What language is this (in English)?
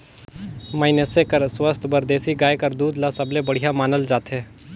Chhattisgarhi